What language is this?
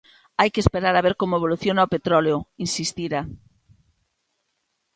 Galician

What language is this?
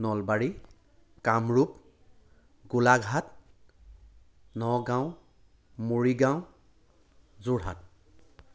Assamese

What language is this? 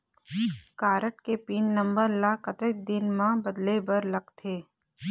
Chhattisgarhi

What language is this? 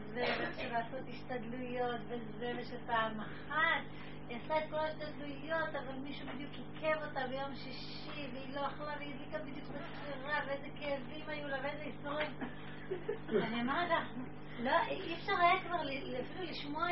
Hebrew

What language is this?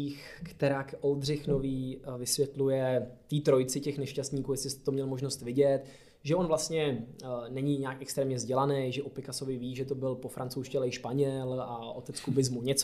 Czech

